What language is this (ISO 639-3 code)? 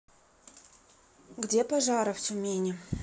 rus